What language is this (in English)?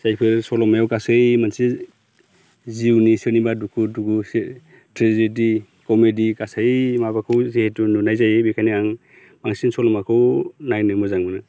Bodo